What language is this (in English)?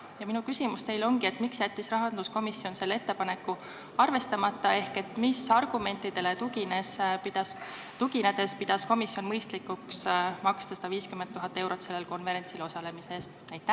Estonian